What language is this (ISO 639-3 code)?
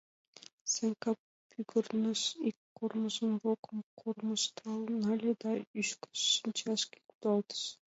chm